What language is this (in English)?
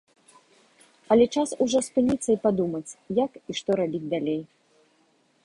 Belarusian